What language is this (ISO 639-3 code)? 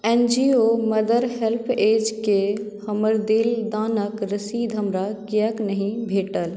mai